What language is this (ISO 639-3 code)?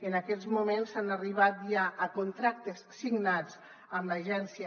cat